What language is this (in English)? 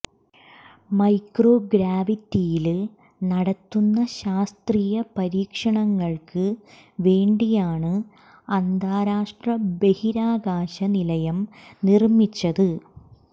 Malayalam